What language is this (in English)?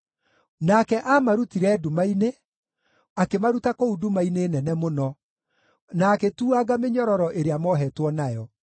Kikuyu